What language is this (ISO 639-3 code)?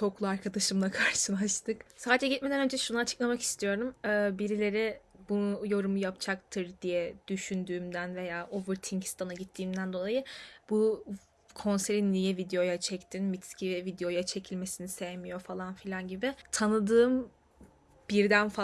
tur